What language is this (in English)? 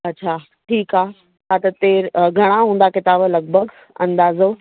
Sindhi